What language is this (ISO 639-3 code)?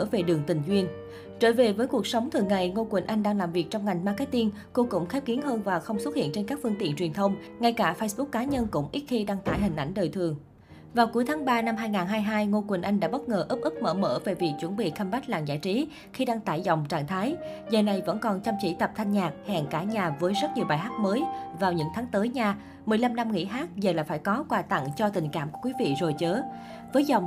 vie